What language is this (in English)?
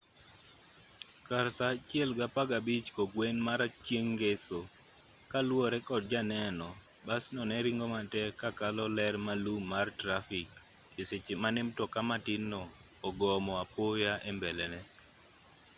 Luo (Kenya and Tanzania)